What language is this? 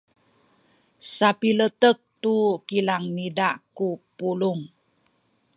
Sakizaya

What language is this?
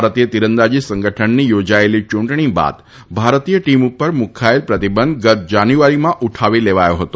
Gujarati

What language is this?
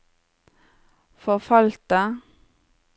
Norwegian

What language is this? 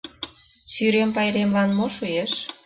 Mari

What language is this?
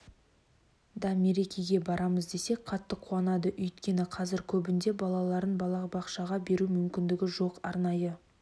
Kazakh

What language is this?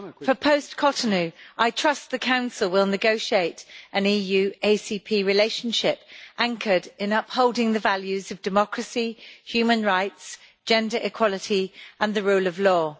English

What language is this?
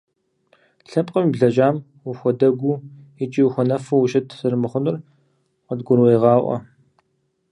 Kabardian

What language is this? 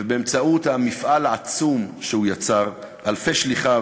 Hebrew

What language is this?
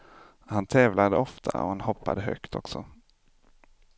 Swedish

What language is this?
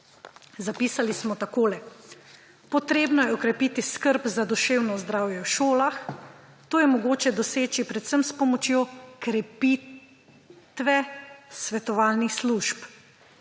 Slovenian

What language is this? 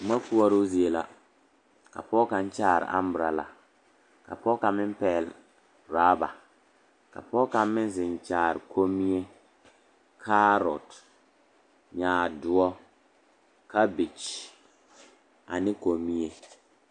Southern Dagaare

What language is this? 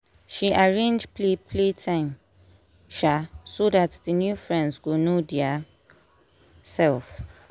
Nigerian Pidgin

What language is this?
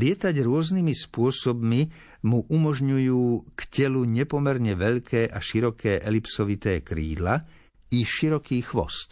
Slovak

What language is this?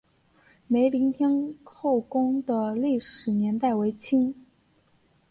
Chinese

